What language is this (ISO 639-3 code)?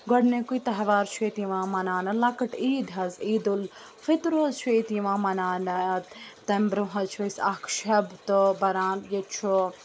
kas